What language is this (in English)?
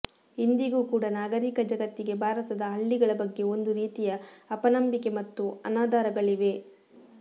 Kannada